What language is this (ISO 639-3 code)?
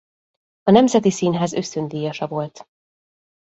hun